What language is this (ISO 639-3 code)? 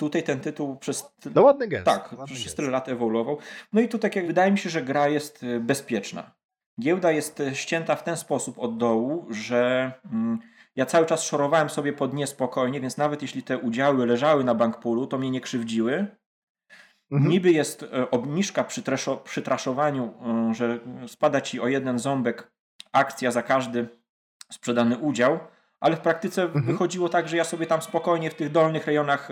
pol